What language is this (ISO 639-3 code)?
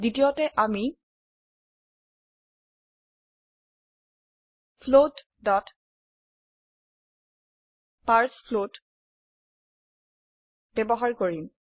asm